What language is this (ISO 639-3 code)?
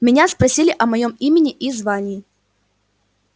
rus